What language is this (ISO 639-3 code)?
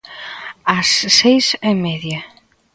glg